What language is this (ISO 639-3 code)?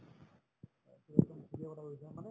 asm